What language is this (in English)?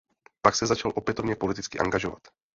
Czech